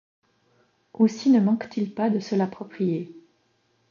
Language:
French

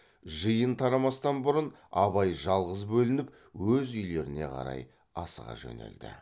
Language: Kazakh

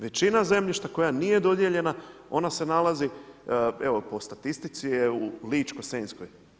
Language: Croatian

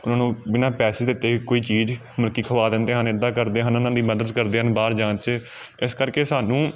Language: Punjabi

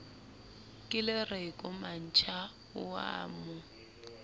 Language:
Southern Sotho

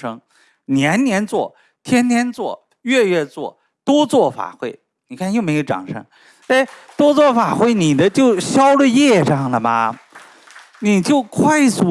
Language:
Chinese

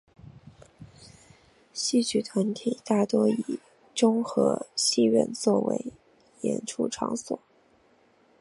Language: Chinese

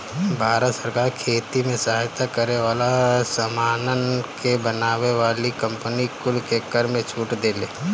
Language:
Bhojpuri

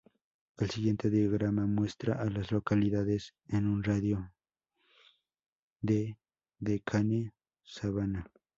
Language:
Spanish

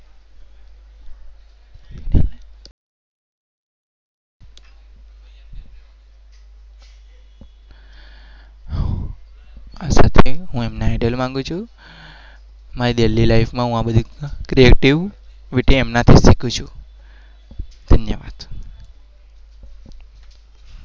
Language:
Gujarati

